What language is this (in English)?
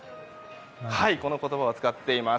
Japanese